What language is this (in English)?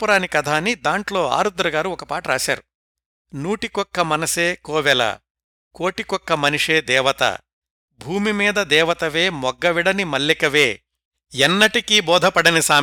Telugu